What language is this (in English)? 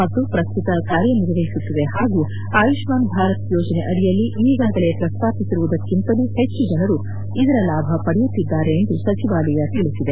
Kannada